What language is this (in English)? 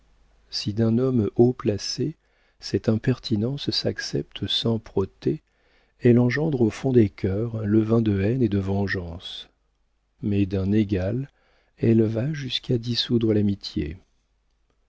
French